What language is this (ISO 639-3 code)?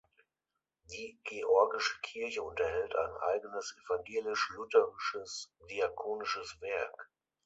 deu